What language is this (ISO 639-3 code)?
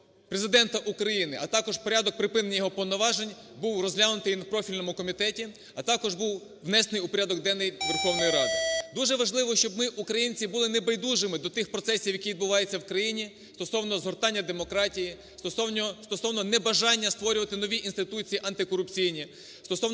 ukr